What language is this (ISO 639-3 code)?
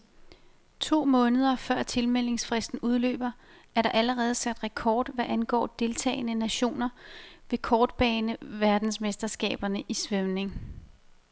dan